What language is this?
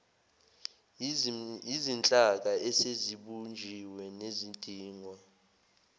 Zulu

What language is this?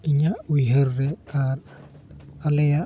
Santali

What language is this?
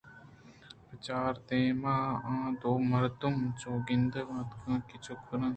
Eastern Balochi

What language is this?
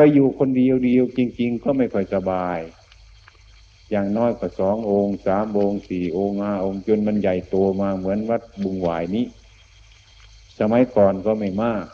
Thai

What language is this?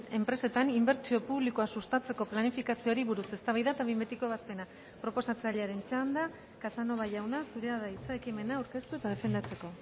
Basque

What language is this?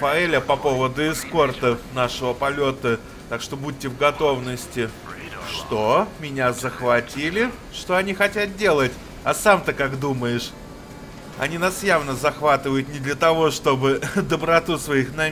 Russian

